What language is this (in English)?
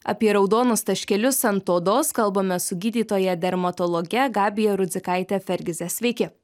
Lithuanian